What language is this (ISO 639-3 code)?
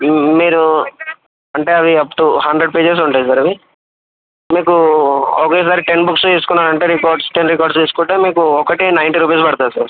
tel